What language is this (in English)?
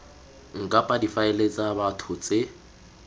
Tswana